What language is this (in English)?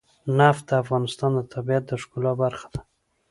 Pashto